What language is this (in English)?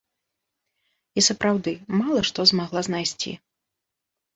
Belarusian